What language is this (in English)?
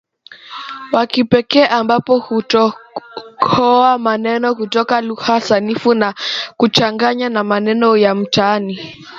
Swahili